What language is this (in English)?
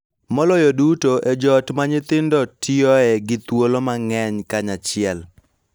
Luo (Kenya and Tanzania)